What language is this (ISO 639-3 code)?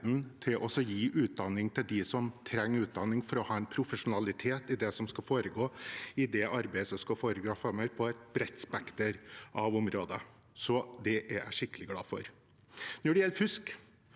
nor